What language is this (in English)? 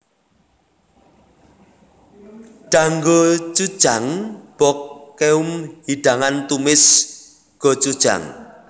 Javanese